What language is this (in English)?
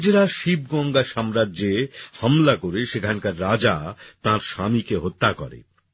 Bangla